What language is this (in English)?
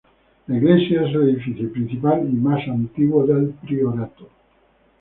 Spanish